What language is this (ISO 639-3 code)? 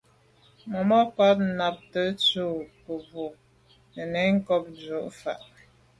byv